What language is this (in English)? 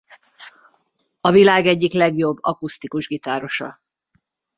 Hungarian